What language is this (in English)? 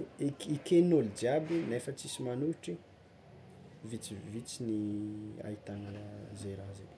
Tsimihety Malagasy